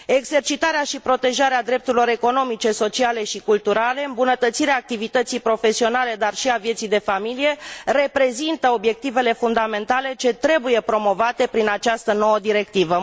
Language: Romanian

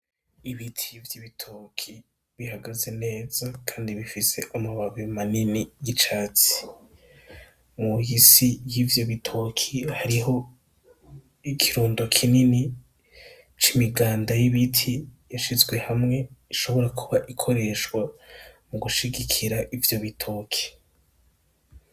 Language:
Rundi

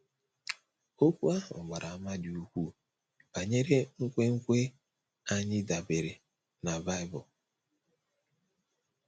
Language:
Igbo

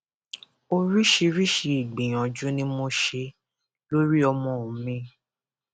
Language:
Yoruba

